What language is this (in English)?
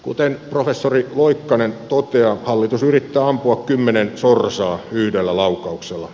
Finnish